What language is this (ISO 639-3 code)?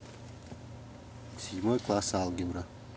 rus